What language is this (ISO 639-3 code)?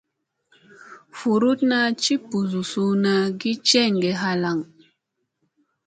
mse